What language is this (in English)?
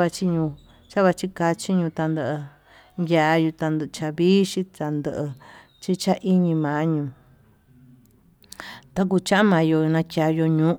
Tututepec Mixtec